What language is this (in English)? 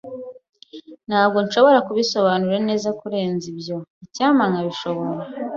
Kinyarwanda